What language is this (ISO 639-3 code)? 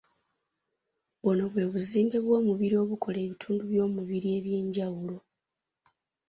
lug